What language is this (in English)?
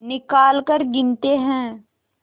Hindi